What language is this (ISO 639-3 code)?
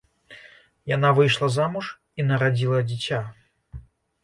bel